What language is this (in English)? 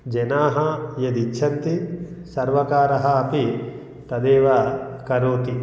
Sanskrit